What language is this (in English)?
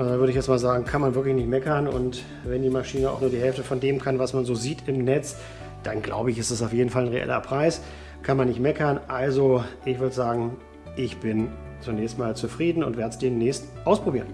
German